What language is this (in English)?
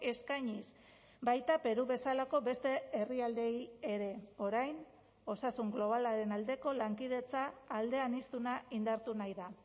Basque